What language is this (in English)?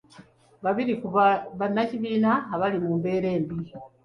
Ganda